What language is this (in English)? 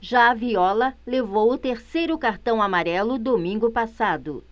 Portuguese